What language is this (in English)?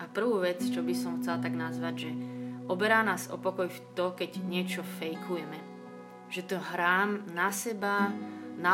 Slovak